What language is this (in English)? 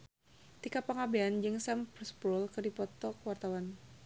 Sundanese